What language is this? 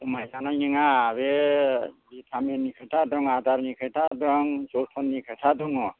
Bodo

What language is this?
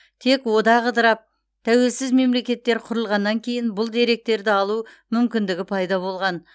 Kazakh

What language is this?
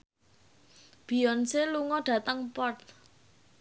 Javanese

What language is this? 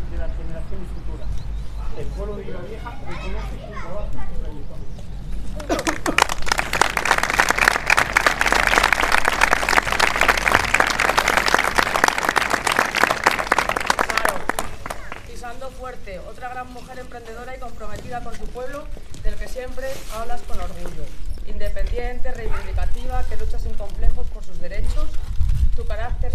Spanish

